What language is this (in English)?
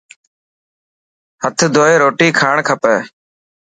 Dhatki